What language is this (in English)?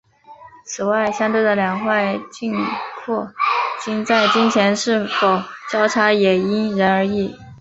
Chinese